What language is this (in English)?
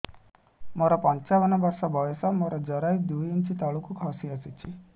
Odia